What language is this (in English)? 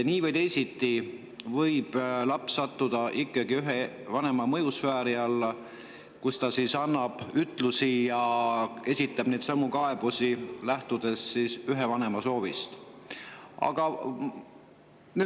Estonian